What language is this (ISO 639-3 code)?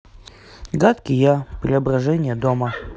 rus